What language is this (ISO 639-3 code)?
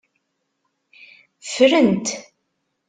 kab